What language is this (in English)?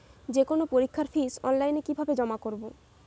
Bangla